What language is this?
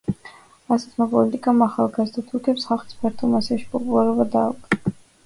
Georgian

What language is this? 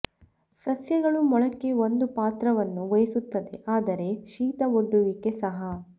Kannada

